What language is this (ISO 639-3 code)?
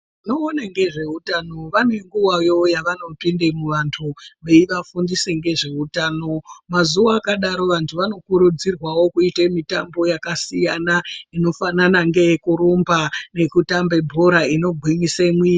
ndc